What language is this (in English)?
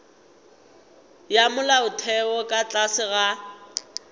Northern Sotho